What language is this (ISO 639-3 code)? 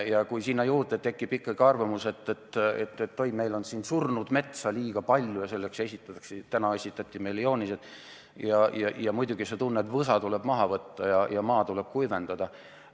est